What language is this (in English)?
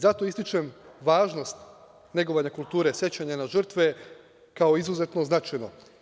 Serbian